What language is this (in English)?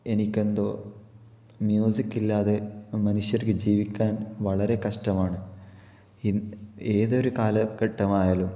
Malayalam